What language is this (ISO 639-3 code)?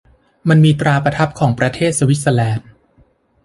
tha